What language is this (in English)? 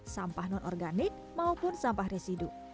Indonesian